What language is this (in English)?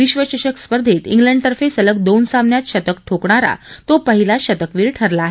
Marathi